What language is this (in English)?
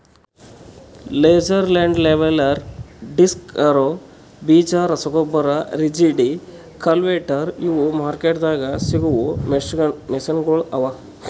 Kannada